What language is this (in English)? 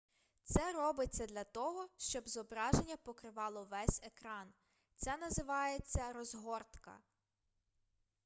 Ukrainian